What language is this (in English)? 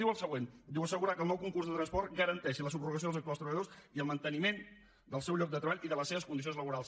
Catalan